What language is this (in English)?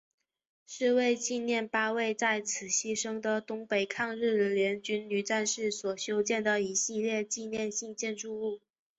Chinese